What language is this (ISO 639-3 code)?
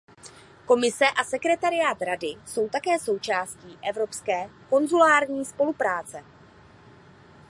ces